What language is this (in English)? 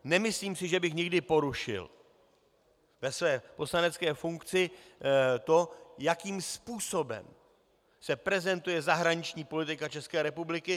Czech